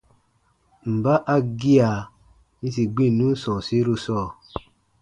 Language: Baatonum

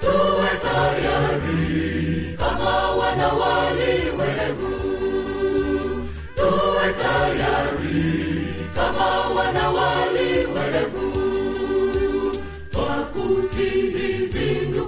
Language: Swahili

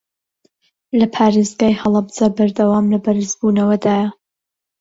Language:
Central Kurdish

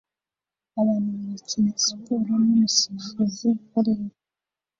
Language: Kinyarwanda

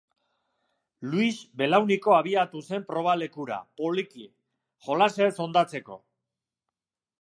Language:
Basque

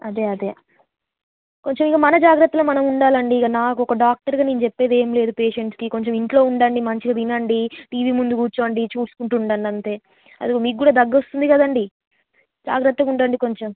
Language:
Telugu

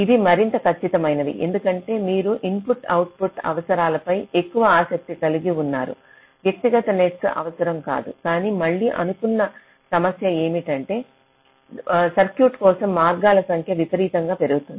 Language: Telugu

